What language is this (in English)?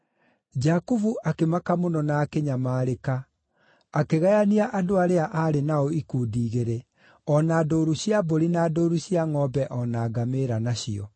Kikuyu